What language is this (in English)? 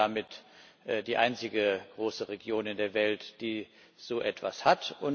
German